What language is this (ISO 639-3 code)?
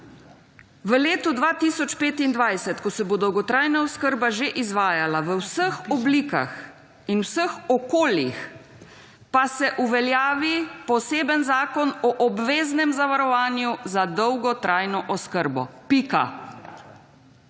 slv